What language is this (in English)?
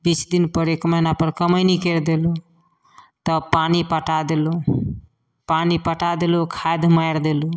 Maithili